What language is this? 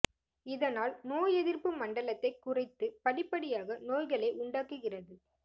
Tamil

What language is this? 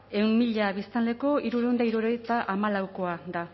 Basque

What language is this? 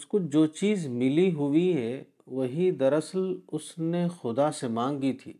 Urdu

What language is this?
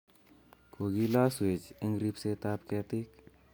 Kalenjin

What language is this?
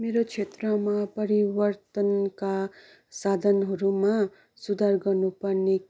Nepali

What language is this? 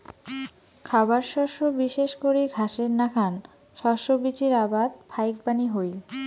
Bangla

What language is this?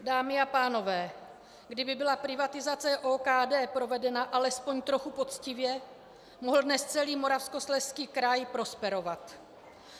Czech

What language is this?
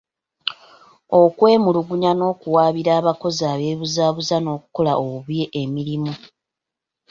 Ganda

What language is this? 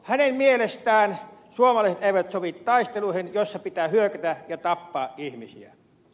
Finnish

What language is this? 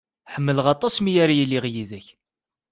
Kabyle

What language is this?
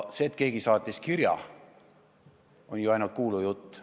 Estonian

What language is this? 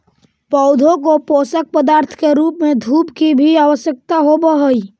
Magahi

